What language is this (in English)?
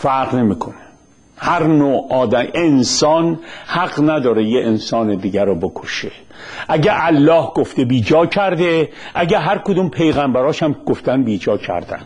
Persian